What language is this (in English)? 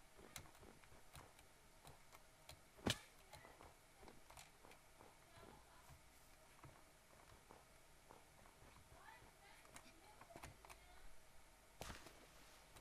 Turkish